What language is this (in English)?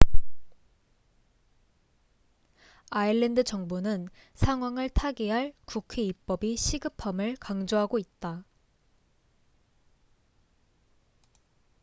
Korean